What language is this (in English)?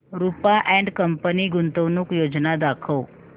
Marathi